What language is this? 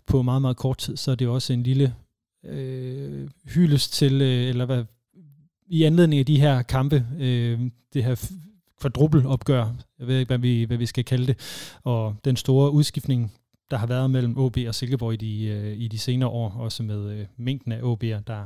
Danish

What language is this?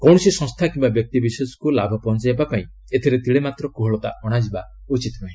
Odia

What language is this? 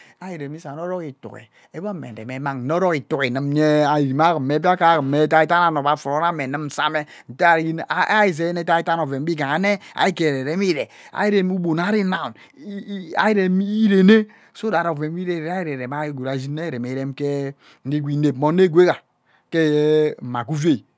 Ubaghara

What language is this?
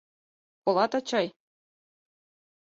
Mari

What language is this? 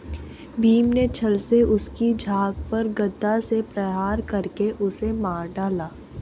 Hindi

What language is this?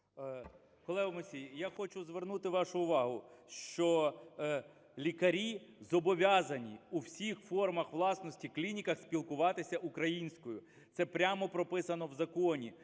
Ukrainian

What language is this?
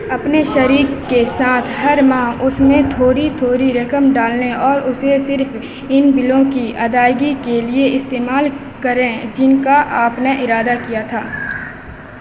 Urdu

